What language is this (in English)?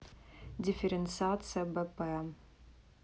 Russian